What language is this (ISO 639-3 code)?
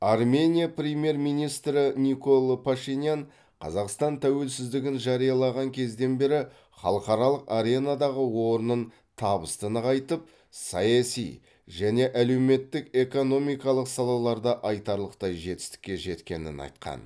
kaz